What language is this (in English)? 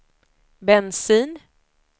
Swedish